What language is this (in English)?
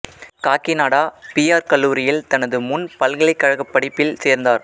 Tamil